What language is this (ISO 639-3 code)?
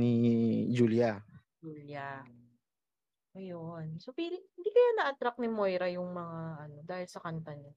fil